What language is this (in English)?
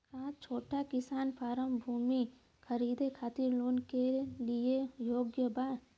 Bhojpuri